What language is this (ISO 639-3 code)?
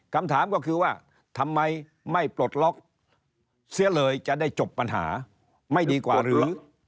tha